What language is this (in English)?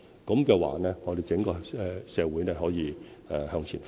Cantonese